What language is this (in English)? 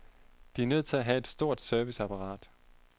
Danish